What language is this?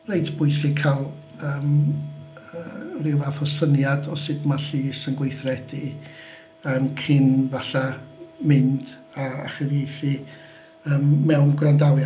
Welsh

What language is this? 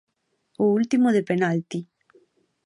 Galician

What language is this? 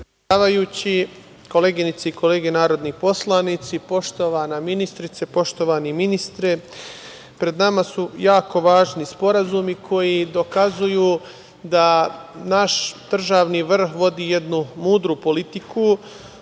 Serbian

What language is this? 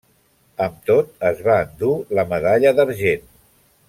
Catalan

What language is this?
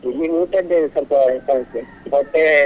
Kannada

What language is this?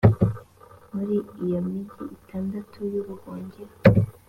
Kinyarwanda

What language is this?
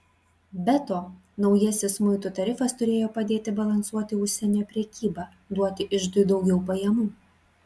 Lithuanian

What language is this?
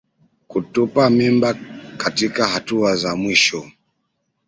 Swahili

